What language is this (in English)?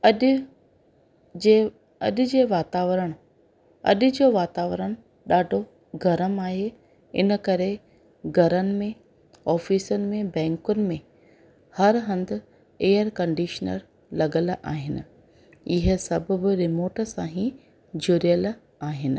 Sindhi